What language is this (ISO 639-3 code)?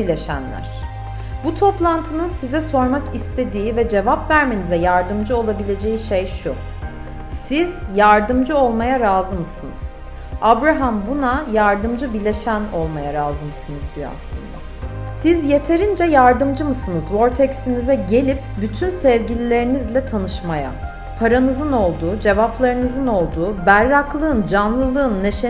tur